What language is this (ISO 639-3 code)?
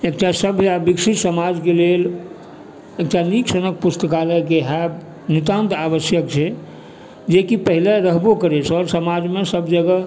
mai